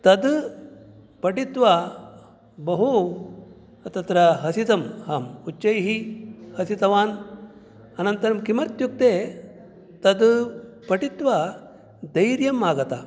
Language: Sanskrit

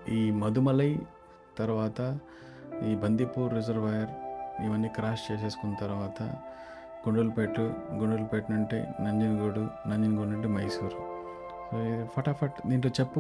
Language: Telugu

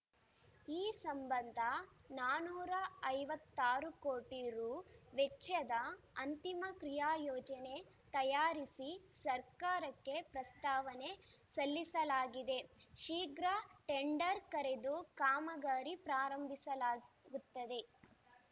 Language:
Kannada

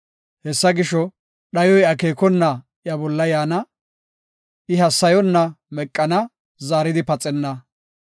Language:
Gofa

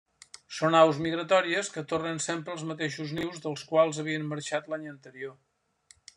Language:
Catalan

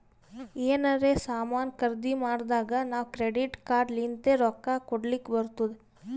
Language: Kannada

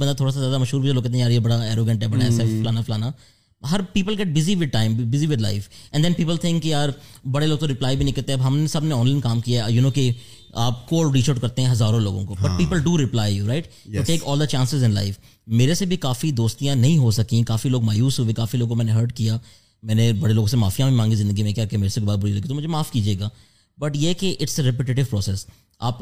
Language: Urdu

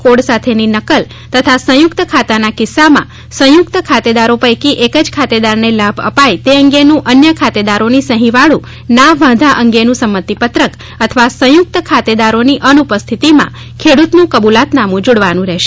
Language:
Gujarati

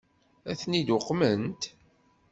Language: Kabyle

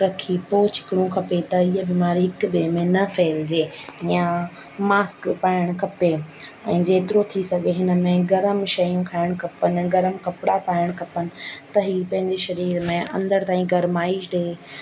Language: Sindhi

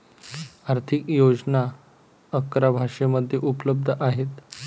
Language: Marathi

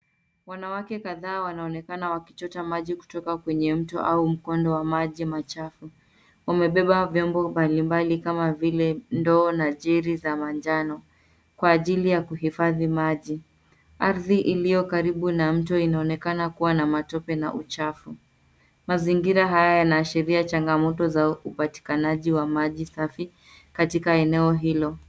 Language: Swahili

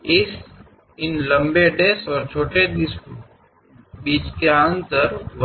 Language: Kannada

